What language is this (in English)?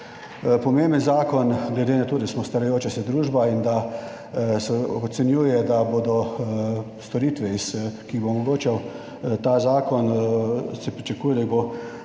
Slovenian